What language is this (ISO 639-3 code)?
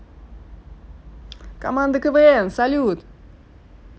rus